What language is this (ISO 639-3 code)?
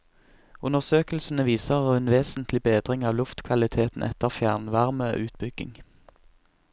nor